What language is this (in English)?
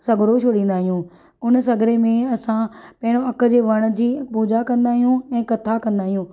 Sindhi